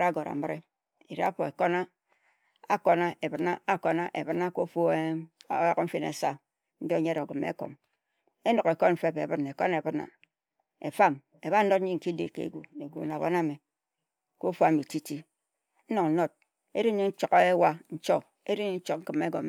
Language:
Ejagham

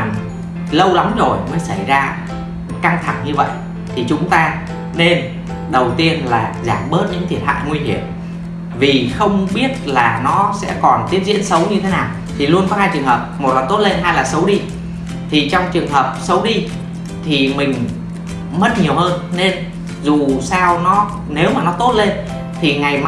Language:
Vietnamese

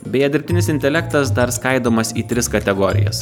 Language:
Lithuanian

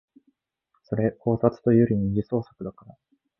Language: Japanese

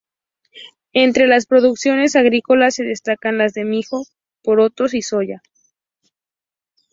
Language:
Spanish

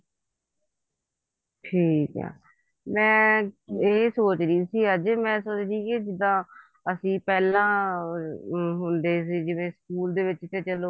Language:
Punjabi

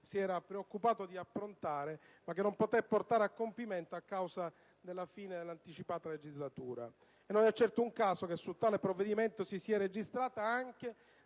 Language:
Italian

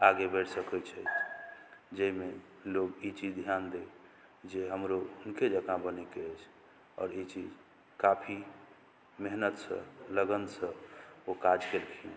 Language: Maithili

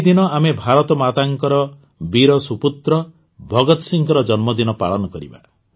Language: Odia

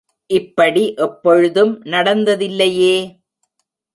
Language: Tamil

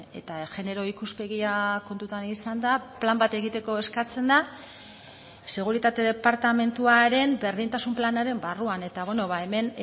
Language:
Basque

